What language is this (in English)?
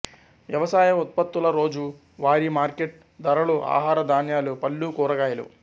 Telugu